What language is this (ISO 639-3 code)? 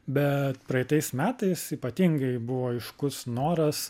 lit